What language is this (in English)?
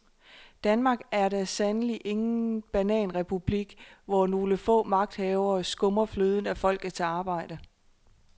Danish